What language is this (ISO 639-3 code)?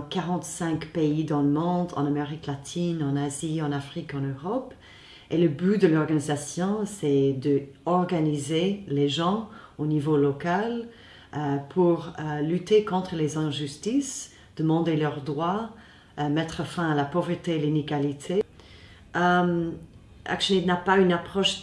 fra